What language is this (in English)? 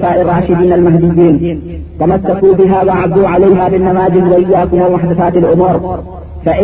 Urdu